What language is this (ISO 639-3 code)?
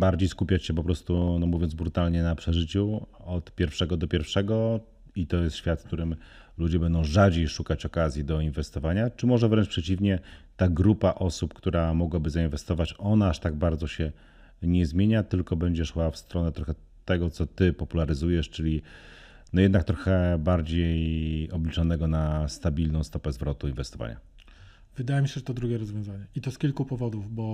pol